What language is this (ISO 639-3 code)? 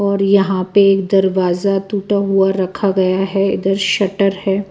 hin